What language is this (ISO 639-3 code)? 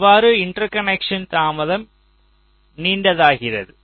tam